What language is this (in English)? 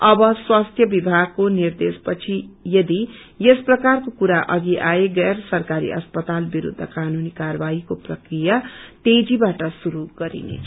Nepali